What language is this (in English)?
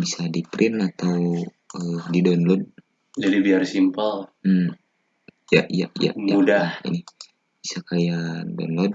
Indonesian